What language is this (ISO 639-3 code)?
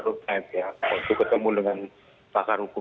ind